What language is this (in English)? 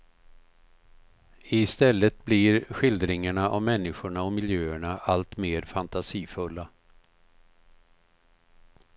Swedish